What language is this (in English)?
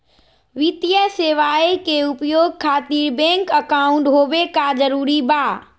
Magahi